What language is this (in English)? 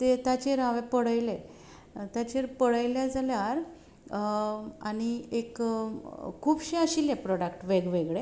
Konkani